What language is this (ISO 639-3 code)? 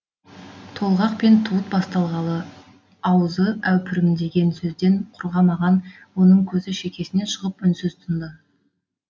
kaz